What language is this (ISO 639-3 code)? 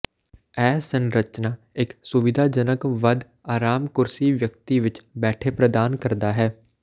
pan